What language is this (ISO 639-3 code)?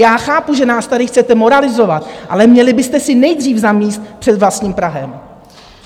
ces